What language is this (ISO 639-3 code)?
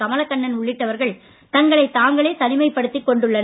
tam